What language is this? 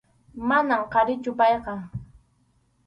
Arequipa-La Unión Quechua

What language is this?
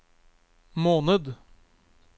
Norwegian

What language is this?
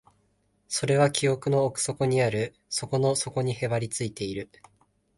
Japanese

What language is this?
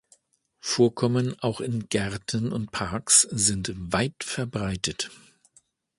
German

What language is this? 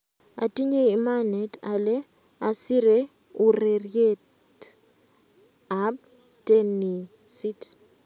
Kalenjin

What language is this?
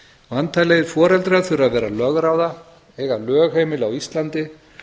Icelandic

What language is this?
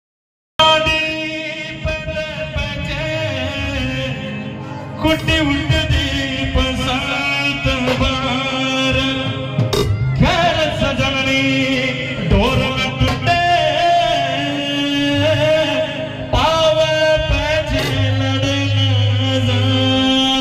Punjabi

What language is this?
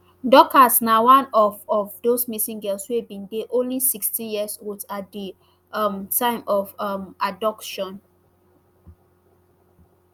Nigerian Pidgin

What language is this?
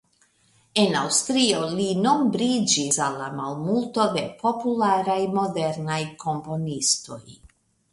Esperanto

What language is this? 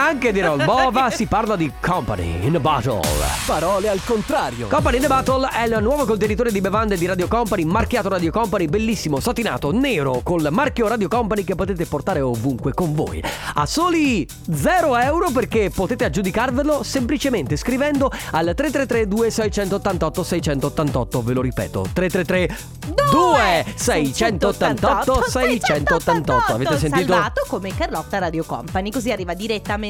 Italian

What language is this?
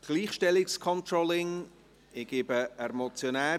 Swiss German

